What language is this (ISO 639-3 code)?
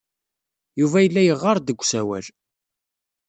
kab